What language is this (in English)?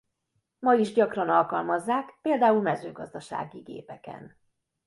Hungarian